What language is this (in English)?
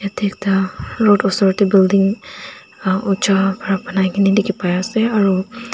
Naga Pidgin